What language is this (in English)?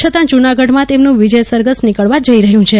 Gujarati